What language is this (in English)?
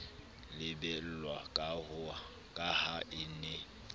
Southern Sotho